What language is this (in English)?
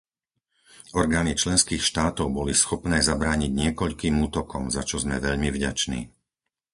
Slovak